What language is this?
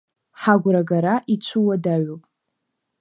Abkhazian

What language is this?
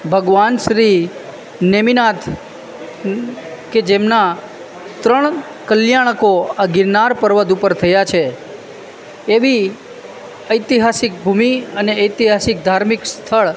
Gujarati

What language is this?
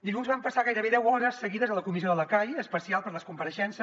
Catalan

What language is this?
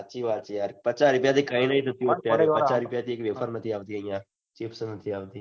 Gujarati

